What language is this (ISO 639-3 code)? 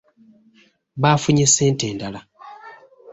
lug